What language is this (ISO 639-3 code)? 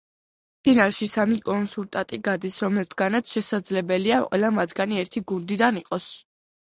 kat